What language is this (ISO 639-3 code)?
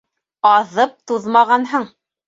bak